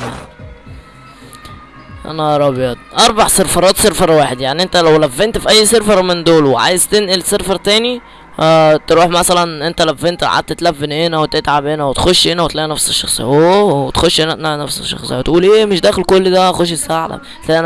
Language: Arabic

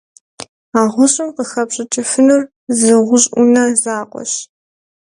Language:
Kabardian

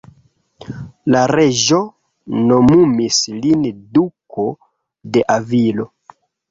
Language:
Esperanto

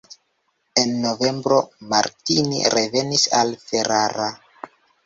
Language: Esperanto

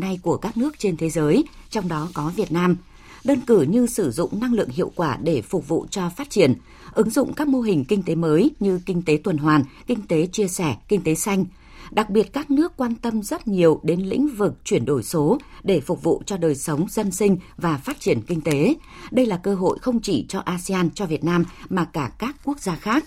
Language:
Vietnamese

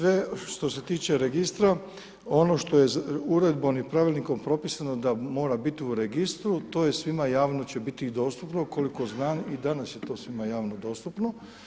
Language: Croatian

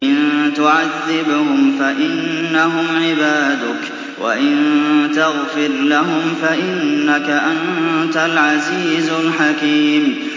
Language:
Arabic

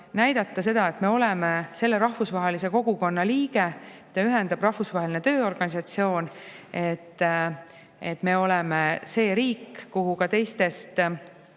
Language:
Estonian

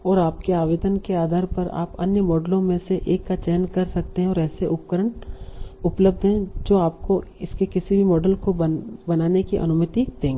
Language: Hindi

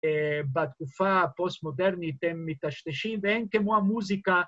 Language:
Hebrew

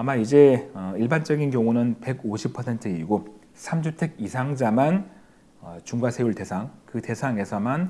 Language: Korean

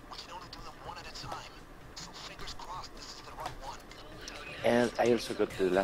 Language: English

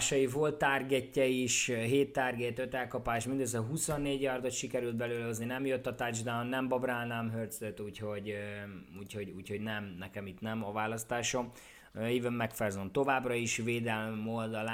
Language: Hungarian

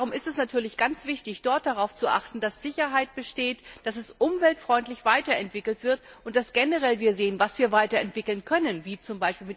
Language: German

